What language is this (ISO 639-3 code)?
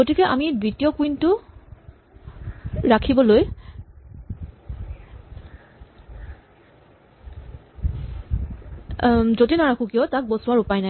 asm